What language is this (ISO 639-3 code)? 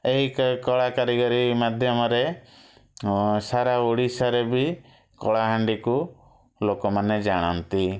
ori